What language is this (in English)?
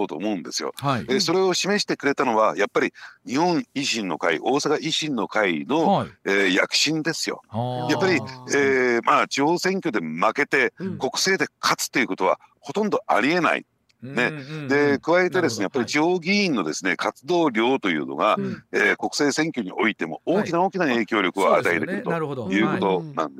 Japanese